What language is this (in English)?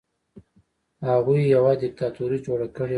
Pashto